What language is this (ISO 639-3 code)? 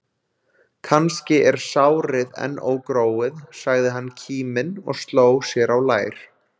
isl